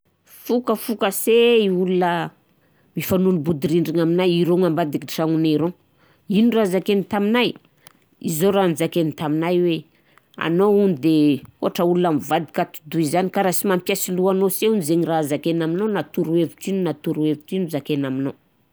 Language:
Southern Betsimisaraka Malagasy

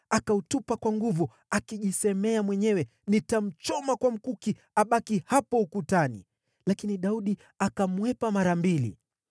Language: Swahili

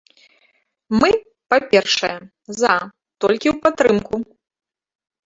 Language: Belarusian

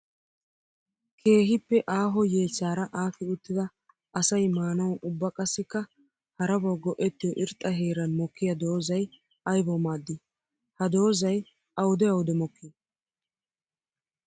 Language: Wolaytta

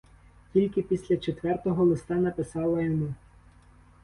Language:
Ukrainian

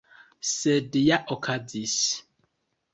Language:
Esperanto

